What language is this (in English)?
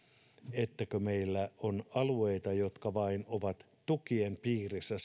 Finnish